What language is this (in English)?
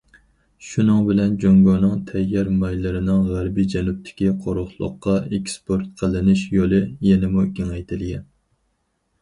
Uyghur